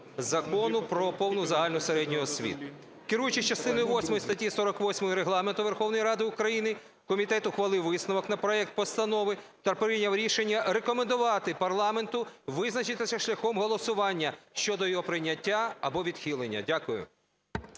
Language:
Ukrainian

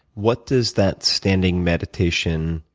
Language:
English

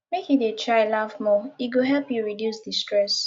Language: Nigerian Pidgin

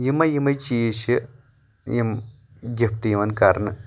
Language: Kashmiri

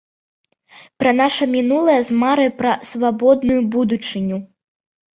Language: Belarusian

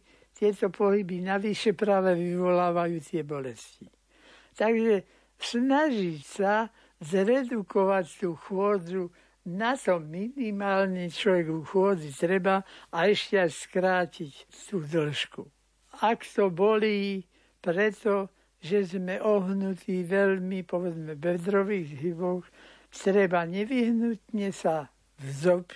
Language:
Slovak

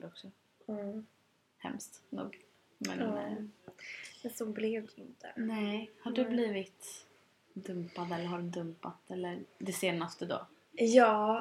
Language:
Swedish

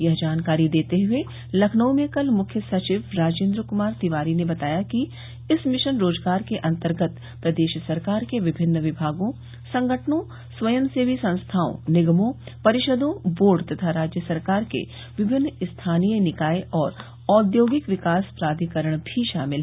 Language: Hindi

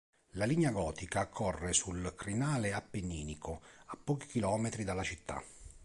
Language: Italian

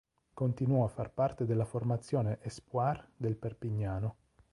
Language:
Italian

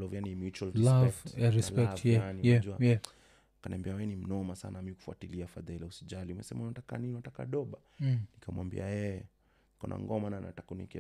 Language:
Swahili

